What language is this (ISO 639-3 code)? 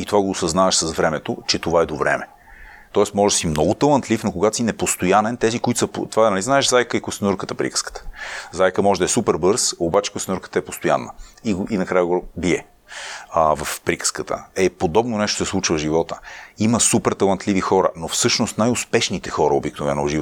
bul